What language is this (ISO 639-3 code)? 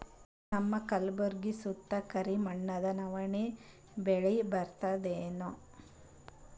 kan